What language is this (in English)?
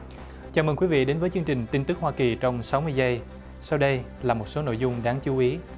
Vietnamese